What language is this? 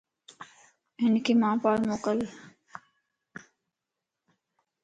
Lasi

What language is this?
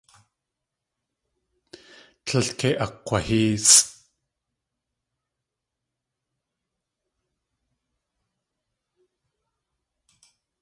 Tlingit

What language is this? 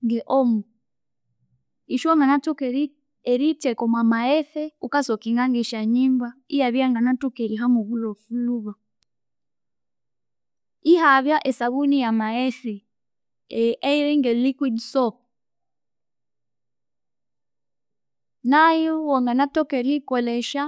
Konzo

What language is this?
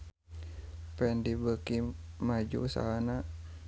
Sundanese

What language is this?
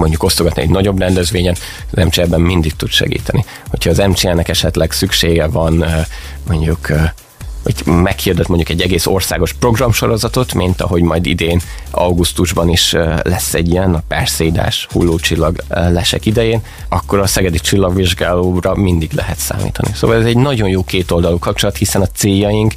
Hungarian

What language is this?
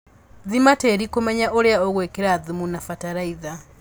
Kikuyu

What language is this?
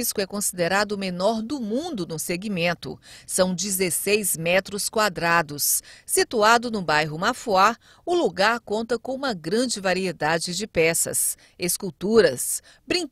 Portuguese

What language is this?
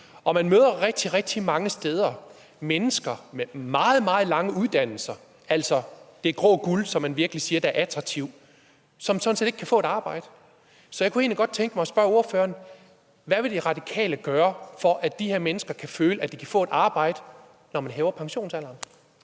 Danish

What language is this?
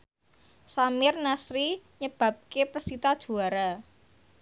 Javanese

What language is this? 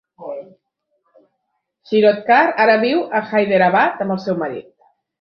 Catalan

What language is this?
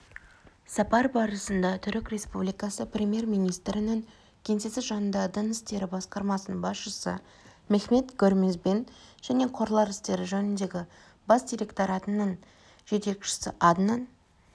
Kazakh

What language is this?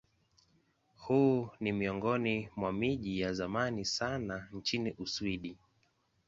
Swahili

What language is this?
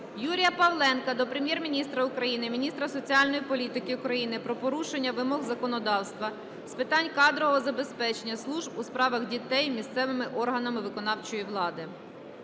Ukrainian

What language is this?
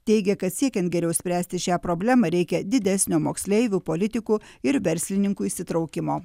Lithuanian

